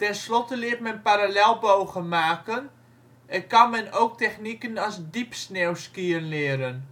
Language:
Dutch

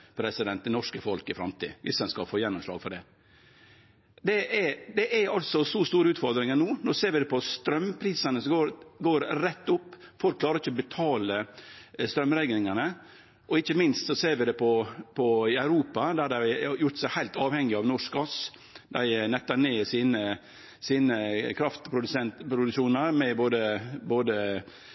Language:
Norwegian Nynorsk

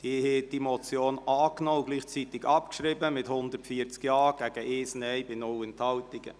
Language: Swiss German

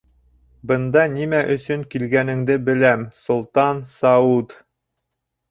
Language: Bashkir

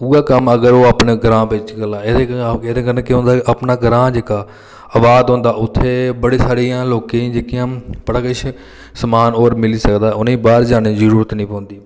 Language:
Dogri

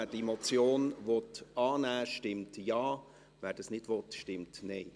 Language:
Swiss German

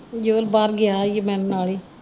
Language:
Punjabi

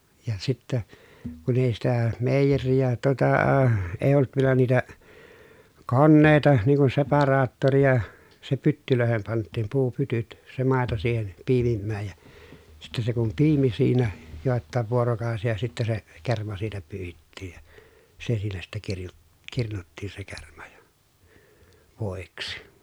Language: Finnish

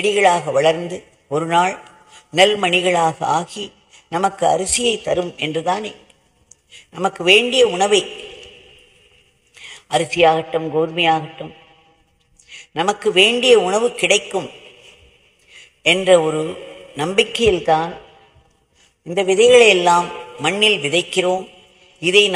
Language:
Romanian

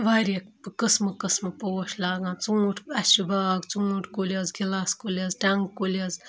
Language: Kashmiri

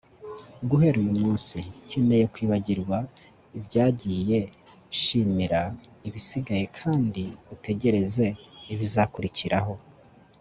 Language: Kinyarwanda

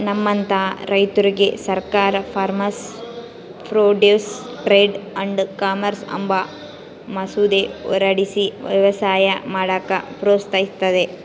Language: Kannada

